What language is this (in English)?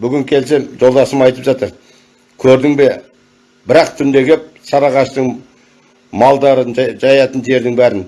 Turkish